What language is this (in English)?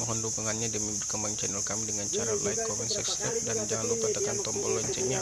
Indonesian